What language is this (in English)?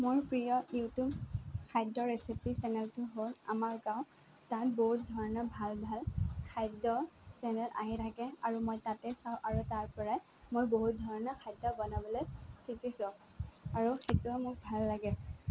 Assamese